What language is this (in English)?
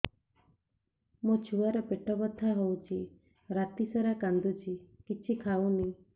Odia